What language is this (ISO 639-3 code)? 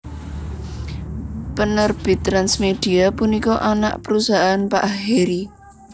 jav